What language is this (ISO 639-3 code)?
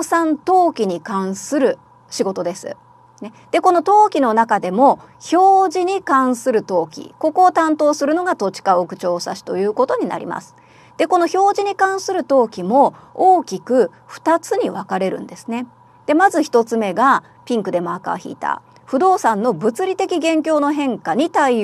jpn